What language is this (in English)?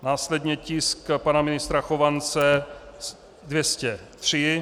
Czech